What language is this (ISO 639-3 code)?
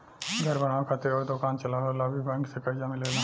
bho